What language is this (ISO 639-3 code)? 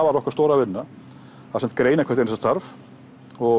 isl